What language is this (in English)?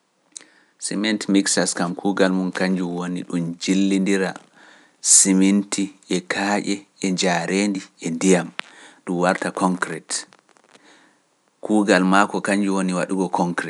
Pular